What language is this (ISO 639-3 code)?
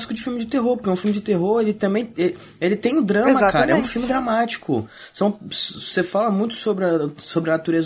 por